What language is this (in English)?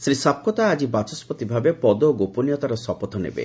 Odia